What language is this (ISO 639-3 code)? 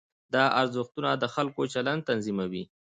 pus